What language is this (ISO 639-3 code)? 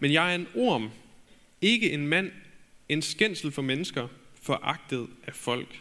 dan